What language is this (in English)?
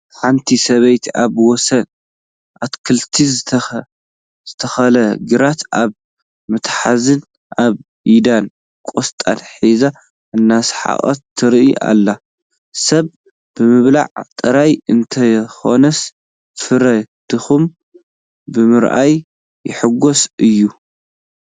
Tigrinya